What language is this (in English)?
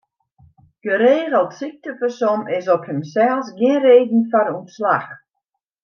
Western Frisian